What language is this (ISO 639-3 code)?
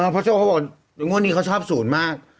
tha